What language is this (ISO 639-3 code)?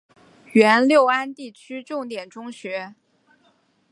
zho